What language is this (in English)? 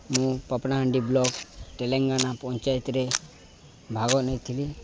Odia